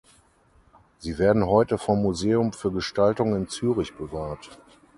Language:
German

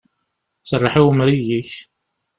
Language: Kabyle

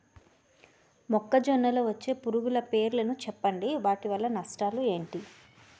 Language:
Telugu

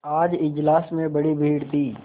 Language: Hindi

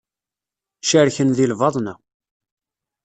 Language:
Kabyle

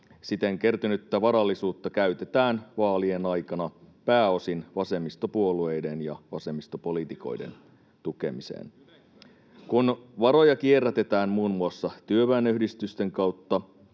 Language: Finnish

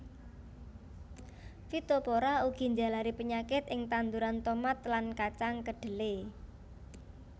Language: Javanese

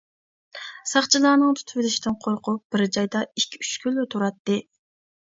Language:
Uyghur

